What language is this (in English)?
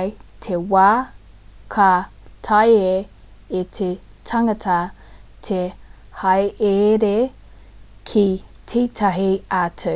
Māori